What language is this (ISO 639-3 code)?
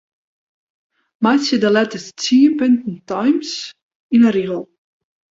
fry